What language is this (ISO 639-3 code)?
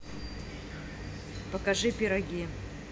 rus